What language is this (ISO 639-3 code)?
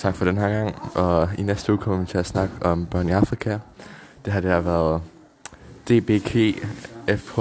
dan